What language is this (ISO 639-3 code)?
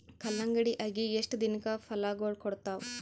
kan